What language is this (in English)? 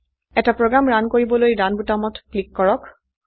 Assamese